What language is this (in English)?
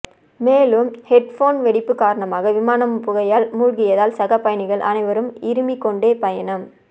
Tamil